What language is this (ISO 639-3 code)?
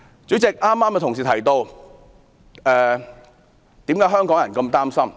yue